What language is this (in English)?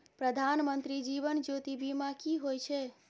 Maithili